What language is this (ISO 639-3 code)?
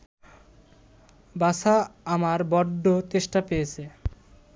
ben